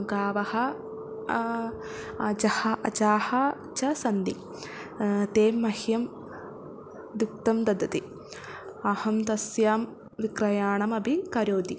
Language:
Sanskrit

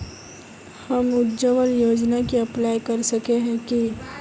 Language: Magahi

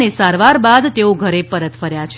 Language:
Gujarati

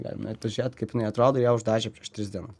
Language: Lithuanian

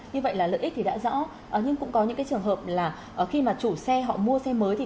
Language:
Vietnamese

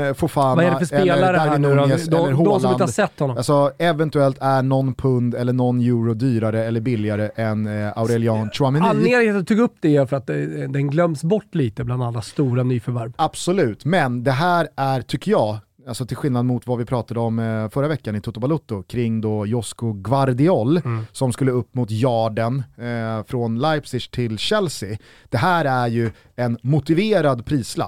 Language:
Swedish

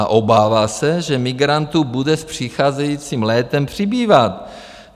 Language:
Czech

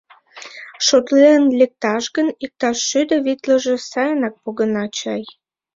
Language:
Mari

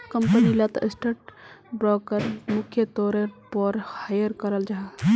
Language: Magahi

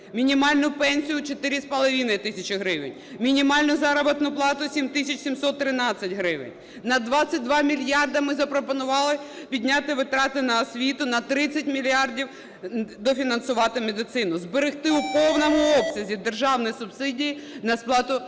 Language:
Ukrainian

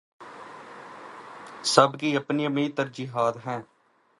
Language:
Urdu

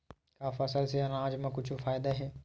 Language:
Chhattisgarhi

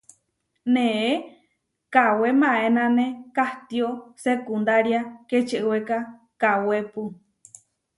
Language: Huarijio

